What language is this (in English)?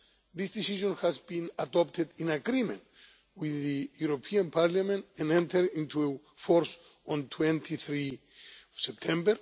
English